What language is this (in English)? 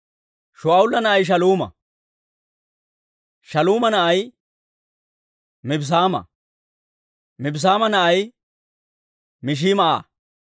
Dawro